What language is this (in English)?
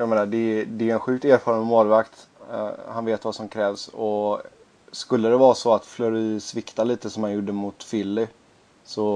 Swedish